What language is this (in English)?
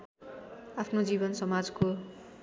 Nepali